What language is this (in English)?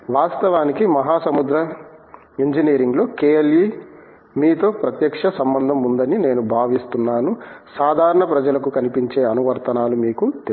Telugu